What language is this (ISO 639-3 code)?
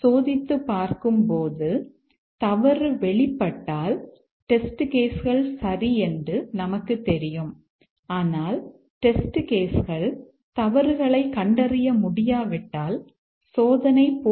tam